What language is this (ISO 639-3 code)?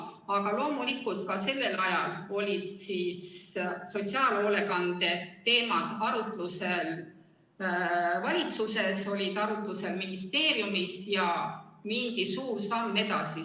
est